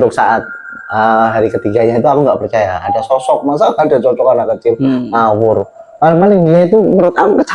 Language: Indonesian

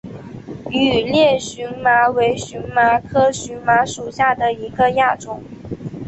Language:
Chinese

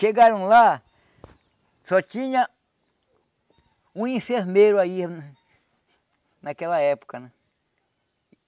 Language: Portuguese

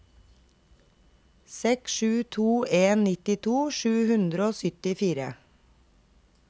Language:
Norwegian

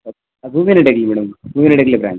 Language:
Kannada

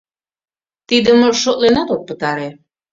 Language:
Mari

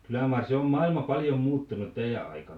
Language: Finnish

